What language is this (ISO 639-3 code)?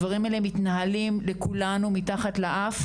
heb